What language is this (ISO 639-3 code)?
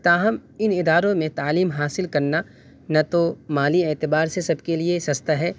urd